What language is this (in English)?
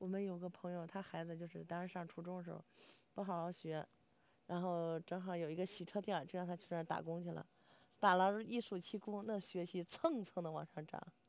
Chinese